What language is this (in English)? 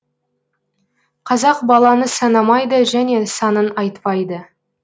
Kazakh